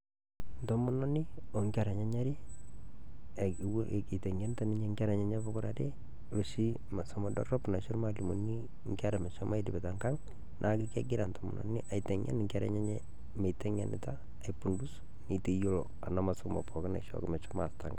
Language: Masai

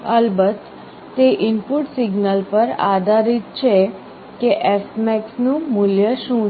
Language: Gujarati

